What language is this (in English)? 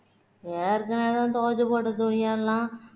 Tamil